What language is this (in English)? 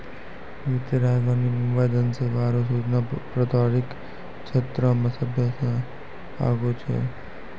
Maithili